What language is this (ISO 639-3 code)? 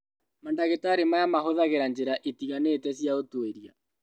kik